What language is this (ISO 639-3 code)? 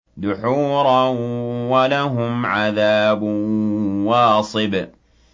ara